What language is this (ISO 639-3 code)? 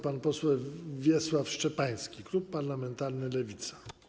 pol